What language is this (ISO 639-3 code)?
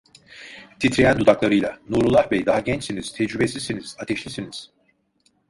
tur